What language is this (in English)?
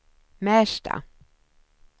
Swedish